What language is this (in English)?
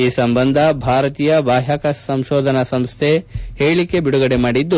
Kannada